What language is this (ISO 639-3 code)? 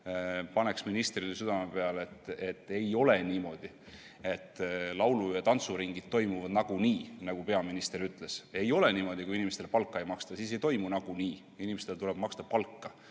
est